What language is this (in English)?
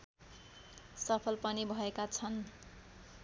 Nepali